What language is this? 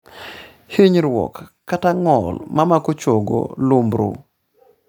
Luo (Kenya and Tanzania)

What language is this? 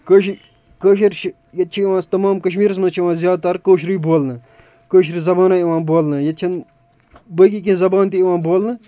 Kashmiri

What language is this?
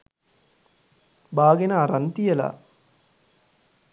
Sinhala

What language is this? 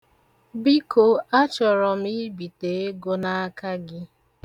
Igbo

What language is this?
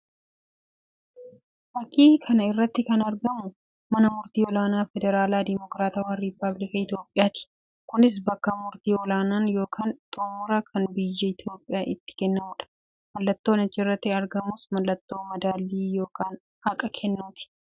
Oromo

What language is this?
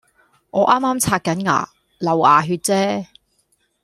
Cantonese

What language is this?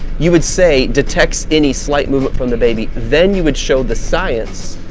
English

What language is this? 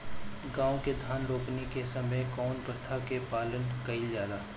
Bhojpuri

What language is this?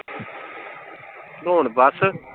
Punjabi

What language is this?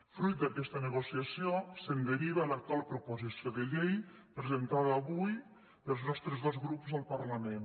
Catalan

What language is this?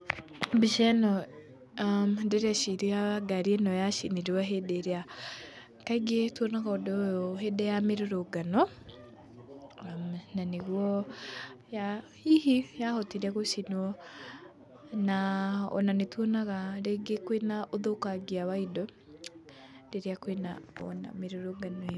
Kikuyu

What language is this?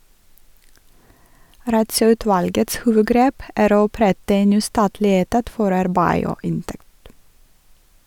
Norwegian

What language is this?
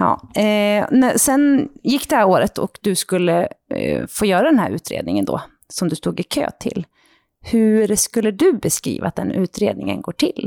Swedish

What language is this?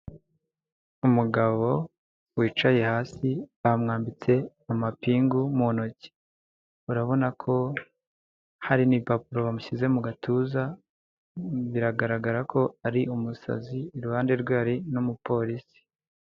Kinyarwanda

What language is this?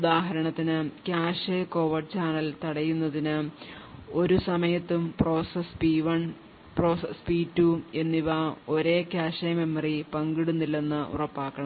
Malayalam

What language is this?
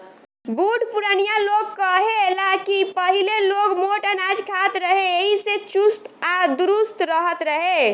Bhojpuri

